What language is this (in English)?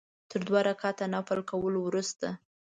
Pashto